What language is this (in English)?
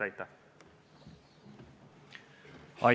Estonian